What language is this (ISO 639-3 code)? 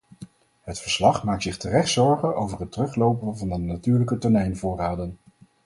nld